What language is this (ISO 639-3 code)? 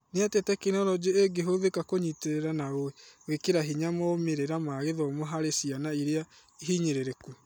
kik